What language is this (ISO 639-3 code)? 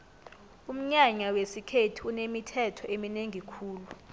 nbl